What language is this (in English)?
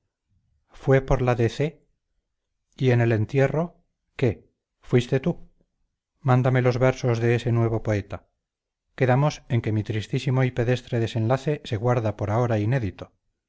Spanish